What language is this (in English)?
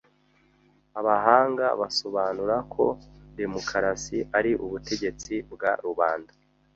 Kinyarwanda